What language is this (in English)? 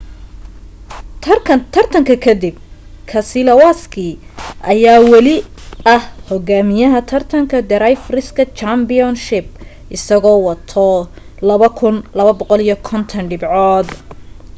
Somali